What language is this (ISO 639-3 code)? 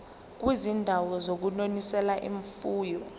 zul